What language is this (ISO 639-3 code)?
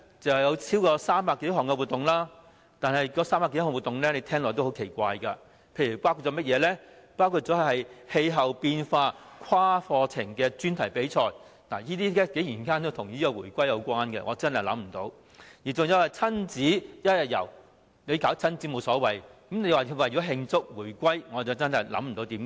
yue